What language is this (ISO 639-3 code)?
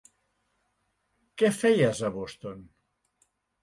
cat